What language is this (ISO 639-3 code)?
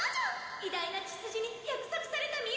jpn